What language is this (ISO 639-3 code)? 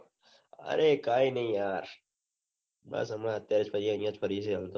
guj